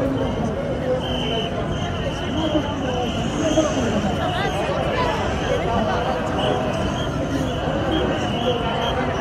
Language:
Japanese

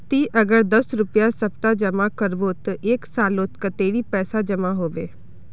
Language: Magahi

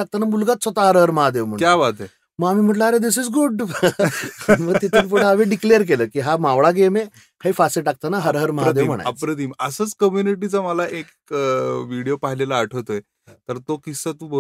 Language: Marathi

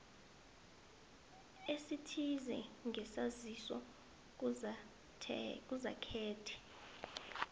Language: South Ndebele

